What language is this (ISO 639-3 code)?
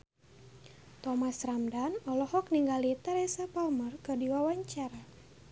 sun